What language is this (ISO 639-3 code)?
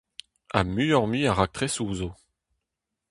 bre